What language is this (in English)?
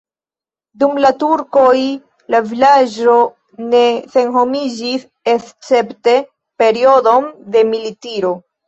Esperanto